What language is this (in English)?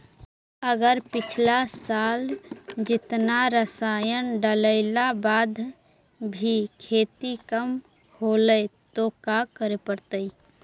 Magahi